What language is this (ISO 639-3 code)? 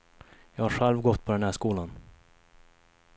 swe